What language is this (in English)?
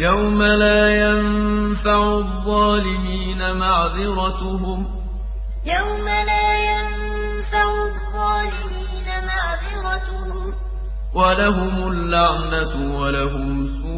Arabic